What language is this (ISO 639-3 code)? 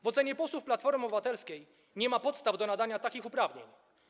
pol